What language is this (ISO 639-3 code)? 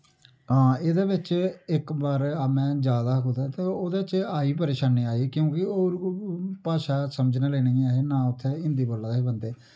doi